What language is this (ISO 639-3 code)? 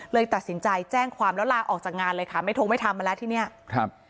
tha